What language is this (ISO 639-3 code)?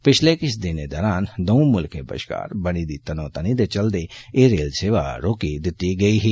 doi